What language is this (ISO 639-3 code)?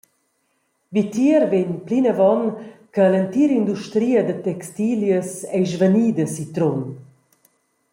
roh